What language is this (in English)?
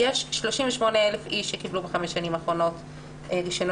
Hebrew